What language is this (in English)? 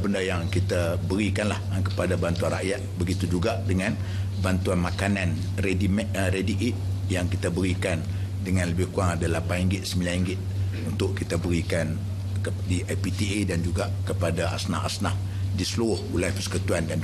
Malay